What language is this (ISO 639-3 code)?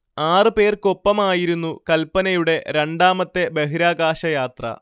mal